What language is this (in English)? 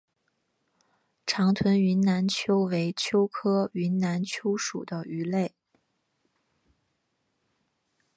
Chinese